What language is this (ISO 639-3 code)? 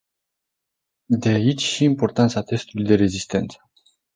ron